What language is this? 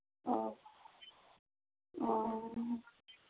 Santali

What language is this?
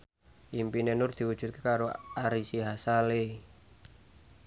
Javanese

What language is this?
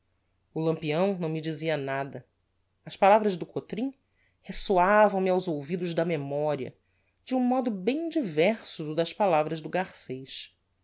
Portuguese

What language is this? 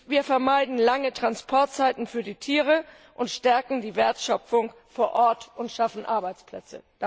German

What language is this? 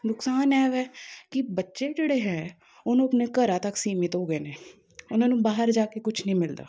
Punjabi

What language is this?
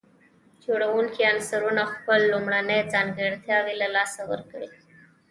Pashto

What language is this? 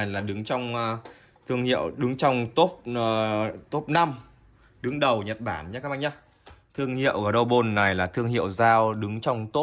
Vietnamese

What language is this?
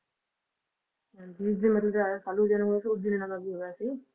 Punjabi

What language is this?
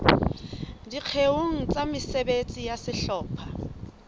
Southern Sotho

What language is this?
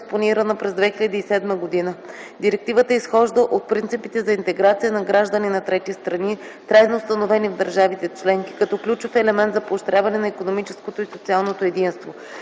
Bulgarian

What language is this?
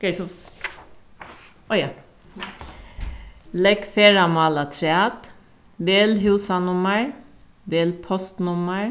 Faroese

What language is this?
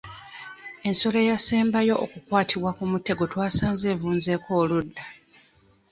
Ganda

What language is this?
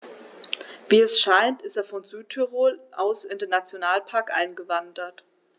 German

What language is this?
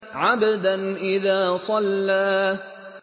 Arabic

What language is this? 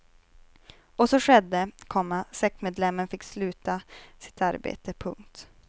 Swedish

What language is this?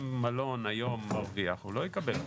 Hebrew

